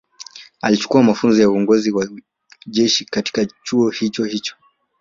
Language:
Swahili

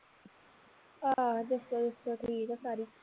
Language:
Punjabi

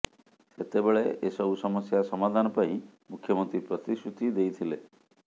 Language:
Odia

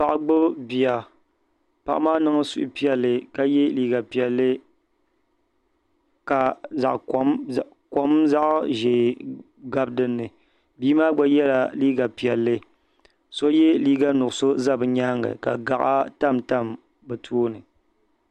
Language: Dagbani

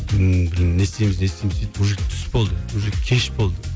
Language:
Kazakh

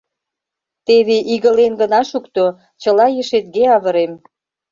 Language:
Mari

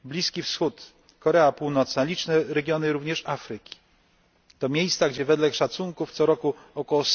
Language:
Polish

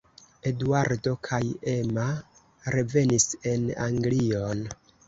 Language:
Esperanto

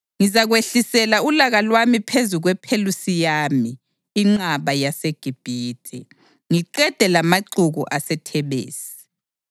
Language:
North Ndebele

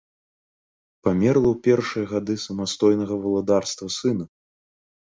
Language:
Belarusian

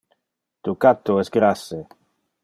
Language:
Interlingua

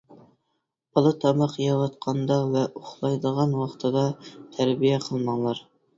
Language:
Uyghur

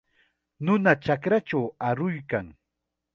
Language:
Chiquián Ancash Quechua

